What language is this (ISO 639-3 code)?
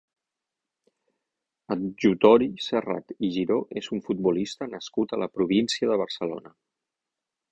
cat